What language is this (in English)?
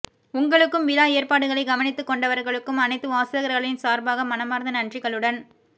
Tamil